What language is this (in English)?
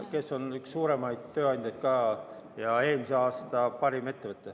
Estonian